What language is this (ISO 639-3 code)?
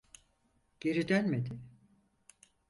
tur